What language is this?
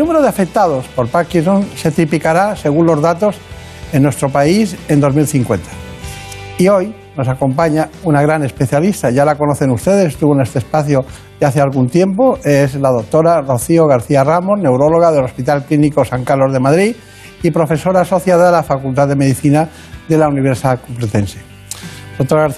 Spanish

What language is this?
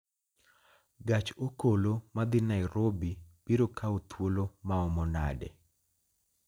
Luo (Kenya and Tanzania)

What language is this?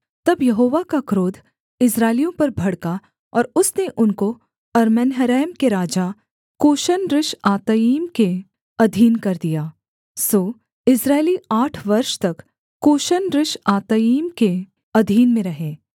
Hindi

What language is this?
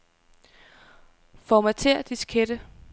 Danish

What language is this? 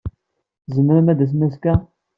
Kabyle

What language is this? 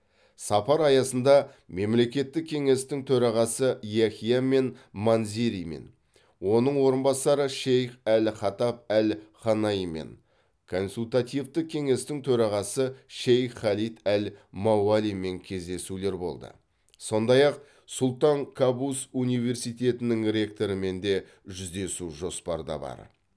Kazakh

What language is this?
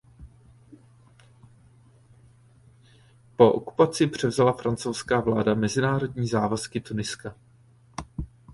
Czech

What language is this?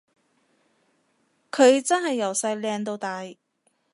Cantonese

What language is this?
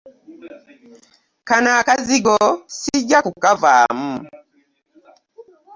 Ganda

